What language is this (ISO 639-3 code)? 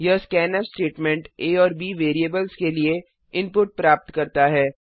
hin